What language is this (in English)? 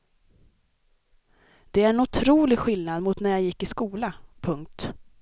Swedish